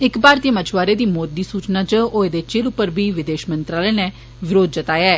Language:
Dogri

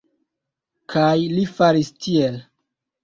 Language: Esperanto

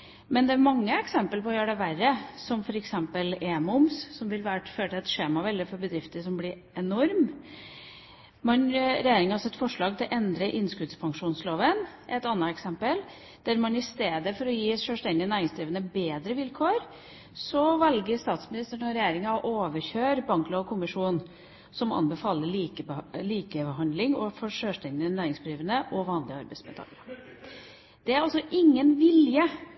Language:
Norwegian Bokmål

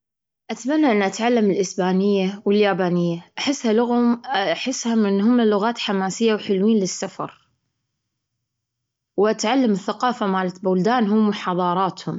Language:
Gulf Arabic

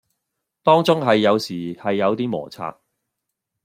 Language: Cantonese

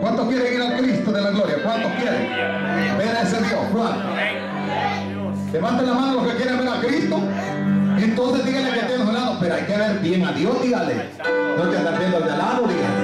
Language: Spanish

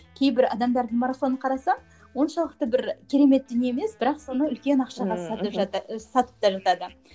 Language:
Kazakh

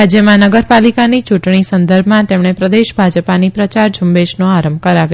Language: Gujarati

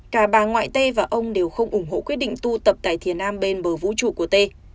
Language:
Vietnamese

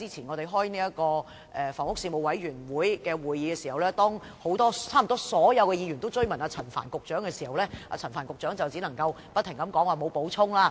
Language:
Cantonese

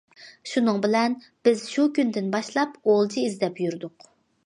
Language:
Uyghur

